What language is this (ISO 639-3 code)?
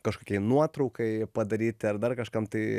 lit